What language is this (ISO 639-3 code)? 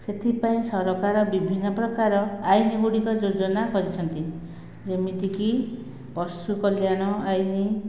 ori